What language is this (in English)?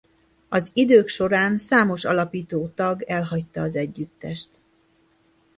Hungarian